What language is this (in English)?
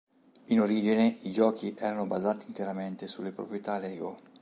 Italian